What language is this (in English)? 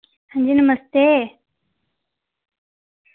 Dogri